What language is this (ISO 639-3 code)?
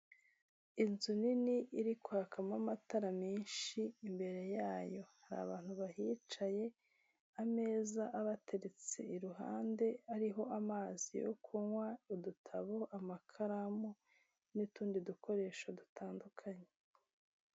kin